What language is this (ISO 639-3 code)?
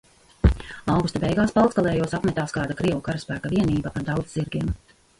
lav